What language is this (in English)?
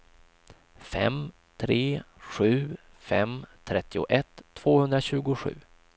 Swedish